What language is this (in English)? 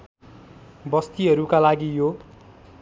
Nepali